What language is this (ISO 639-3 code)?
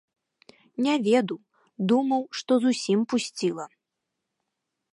bel